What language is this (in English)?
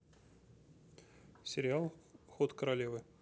Russian